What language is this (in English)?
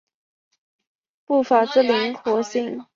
Chinese